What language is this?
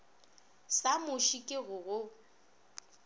Northern Sotho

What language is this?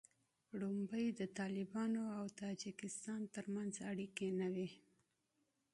Pashto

